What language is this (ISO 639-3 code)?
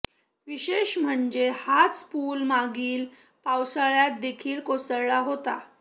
mar